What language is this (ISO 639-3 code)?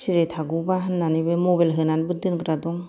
brx